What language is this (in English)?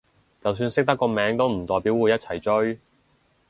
Cantonese